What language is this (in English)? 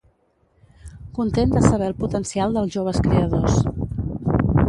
Catalan